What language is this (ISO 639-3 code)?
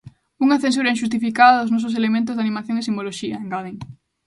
glg